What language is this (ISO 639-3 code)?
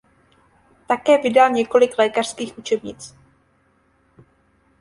ces